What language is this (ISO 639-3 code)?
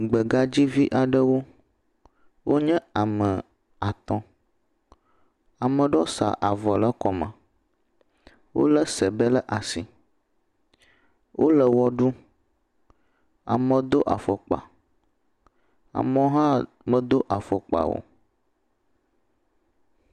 ewe